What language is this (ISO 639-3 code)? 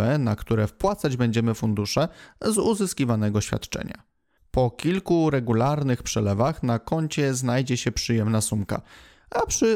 pol